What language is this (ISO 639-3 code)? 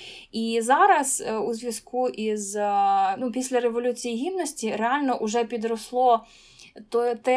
ukr